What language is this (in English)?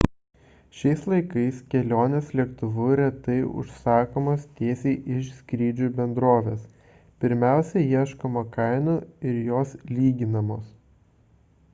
Lithuanian